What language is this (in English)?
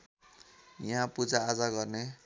Nepali